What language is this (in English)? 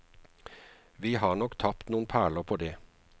Norwegian